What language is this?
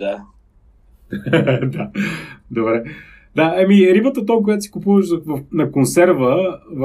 Bulgarian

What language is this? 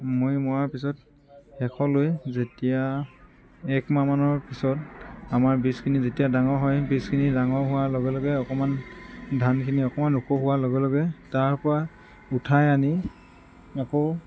Assamese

